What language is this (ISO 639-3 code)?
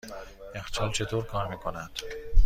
fas